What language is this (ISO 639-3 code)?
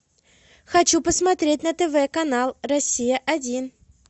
rus